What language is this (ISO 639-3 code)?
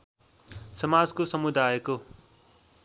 nep